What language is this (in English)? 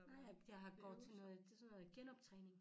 Danish